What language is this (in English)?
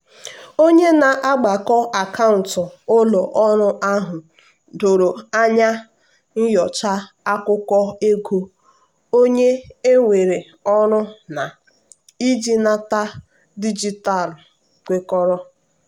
Igbo